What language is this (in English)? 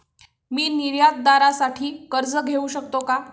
Marathi